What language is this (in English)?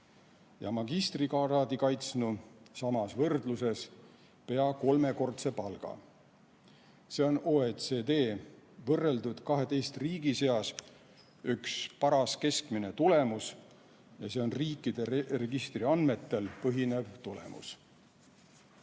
Estonian